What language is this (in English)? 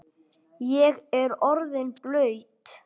Icelandic